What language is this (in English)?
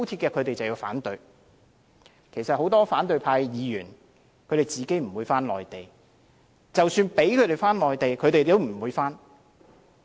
Cantonese